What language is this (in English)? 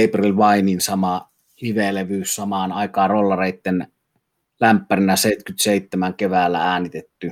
Finnish